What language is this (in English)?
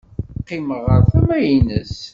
Kabyle